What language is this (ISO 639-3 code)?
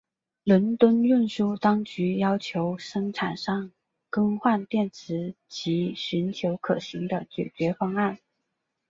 zho